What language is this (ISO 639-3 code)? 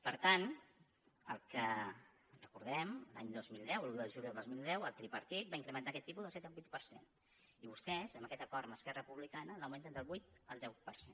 cat